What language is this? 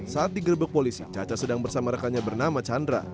Indonesian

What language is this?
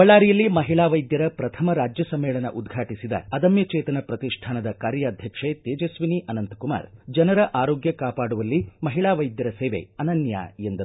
Kannada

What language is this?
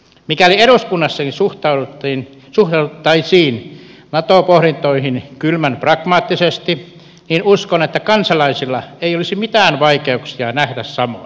Finnish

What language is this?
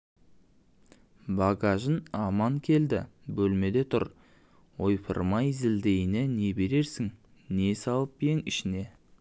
Kazakh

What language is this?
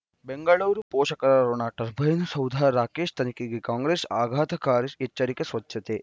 Kannada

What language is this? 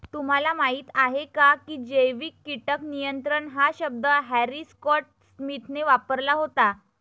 Marathi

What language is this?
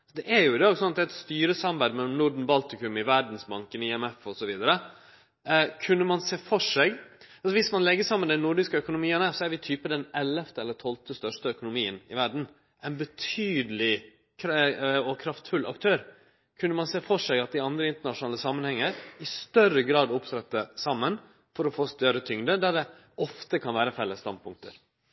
Norwegian Nynorsk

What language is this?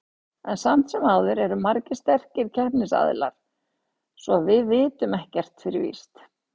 Icelandic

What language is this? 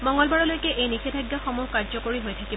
Assamese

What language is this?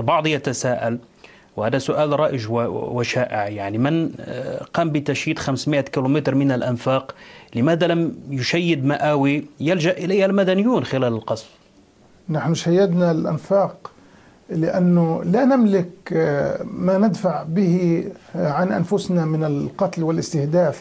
Arabic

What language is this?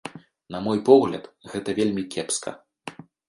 Belarusian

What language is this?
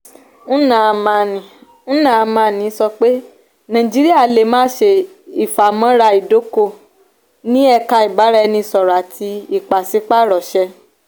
Yoruba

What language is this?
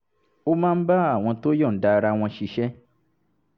Yoruba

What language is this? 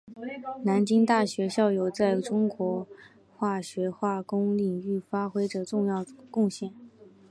Chinese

